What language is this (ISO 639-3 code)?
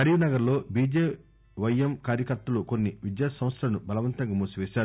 tel